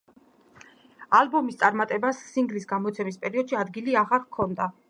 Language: Georgian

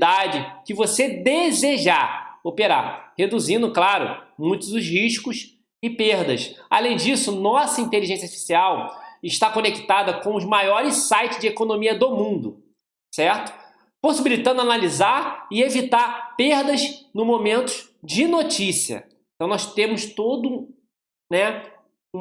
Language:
Portuguese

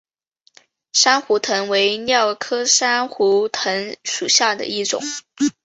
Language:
Chinese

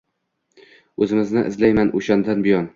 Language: Uzbek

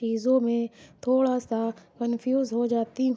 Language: Urdu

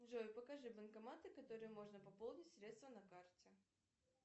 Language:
Russian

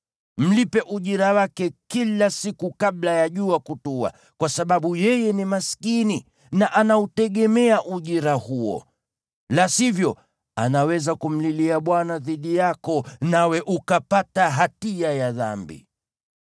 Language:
Swahili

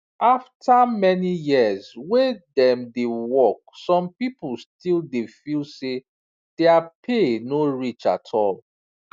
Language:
Nigerian Pidgin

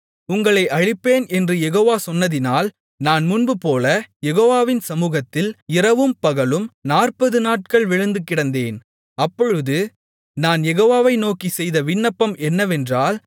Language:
Tamil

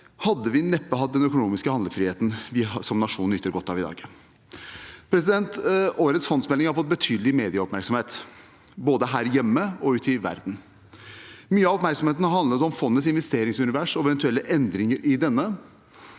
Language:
Norwegian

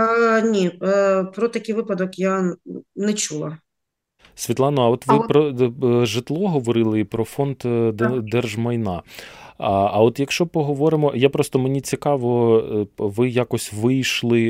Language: Ukrainian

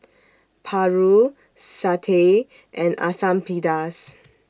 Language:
English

